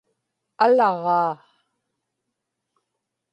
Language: Inupiaq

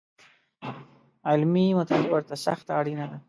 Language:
Pashto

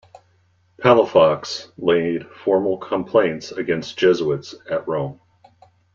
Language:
English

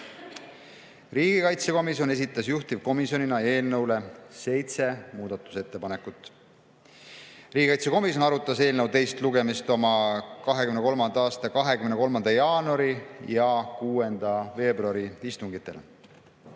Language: Estonian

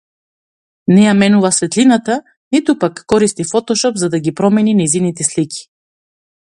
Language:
Macedonian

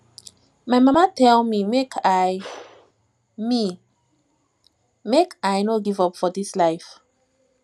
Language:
Nigerian Pidgin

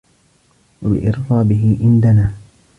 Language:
Arabic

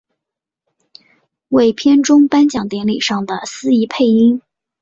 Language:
Chinese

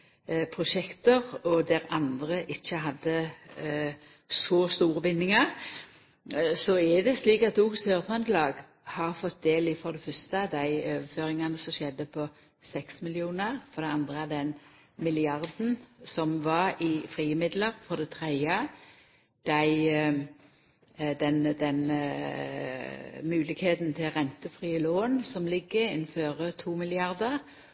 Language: Norwegian Nynorsk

